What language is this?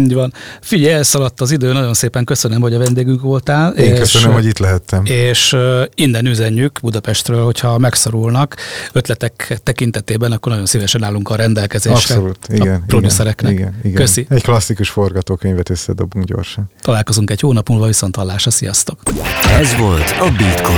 Hungarian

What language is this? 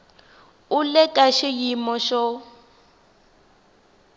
Tsonga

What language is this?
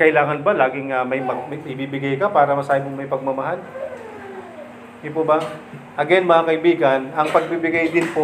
Filipino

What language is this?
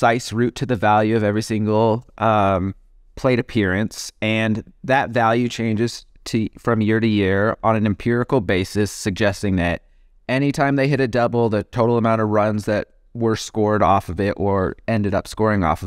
English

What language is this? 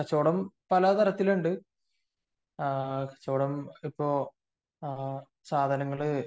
Malayalam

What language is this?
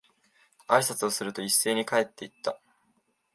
Japanese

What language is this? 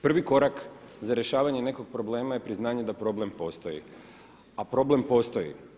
Croatian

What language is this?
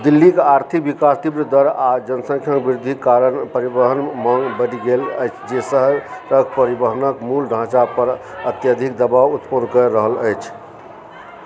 Maithili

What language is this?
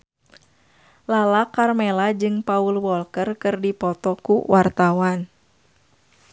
Sundanese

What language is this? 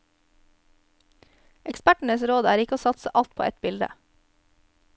Norwegian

